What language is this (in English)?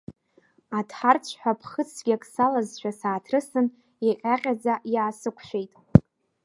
Abkhazian